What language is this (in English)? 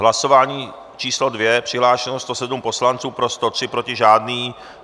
Czech